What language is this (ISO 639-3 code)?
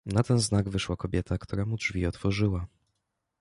pol